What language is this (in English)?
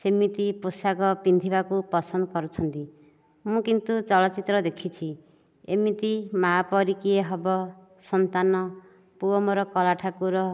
Odia